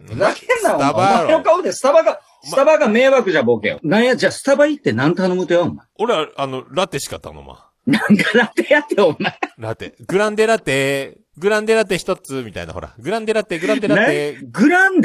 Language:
Japanese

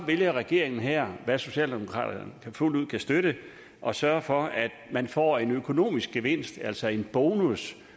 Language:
Danish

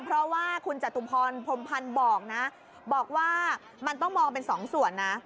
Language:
Thai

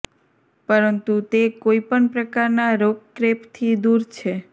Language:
Gujarati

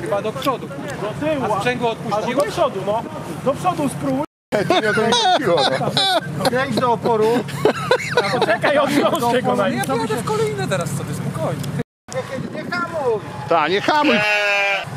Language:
Polish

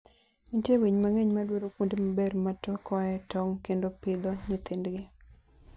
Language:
Luo (Kenya and Tanzania)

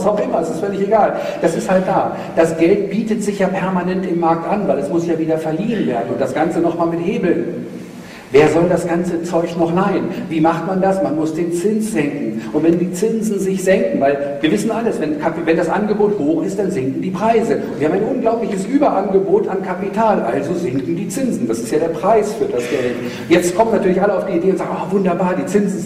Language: German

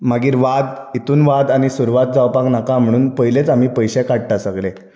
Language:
Konkani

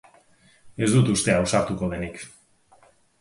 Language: Basque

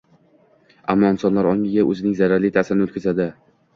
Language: Uzbek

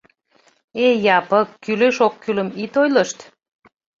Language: Mari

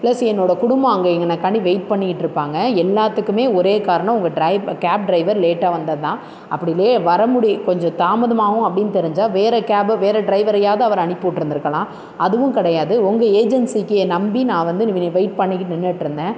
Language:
Tamil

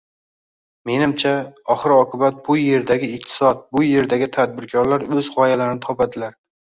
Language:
Uzbek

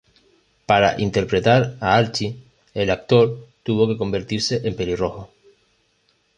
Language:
Spanish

